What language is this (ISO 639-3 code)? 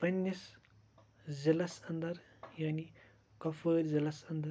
kas